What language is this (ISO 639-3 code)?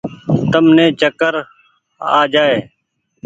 gig